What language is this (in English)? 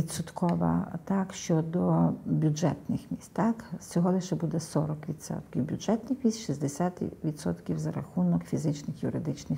Ukrainian